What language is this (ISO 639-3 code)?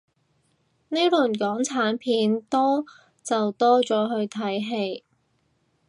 yue